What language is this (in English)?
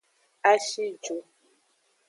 Aja (Benin)